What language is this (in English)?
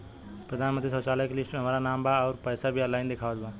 Bhojpuri